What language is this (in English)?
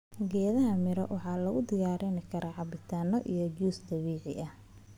Somali